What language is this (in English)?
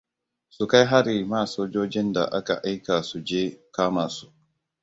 Hausa